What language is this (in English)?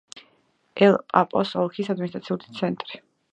Georgian